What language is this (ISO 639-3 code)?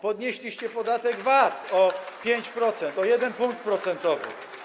pol